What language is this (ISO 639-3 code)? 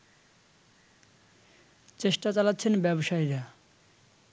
ben